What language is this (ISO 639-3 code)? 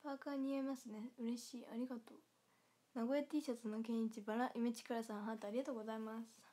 jpn